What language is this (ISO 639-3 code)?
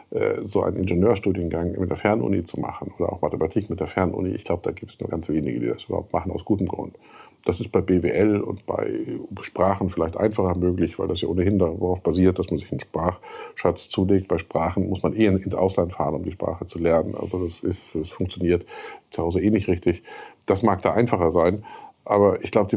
deu